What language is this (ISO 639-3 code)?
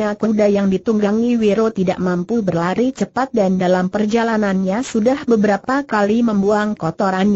ind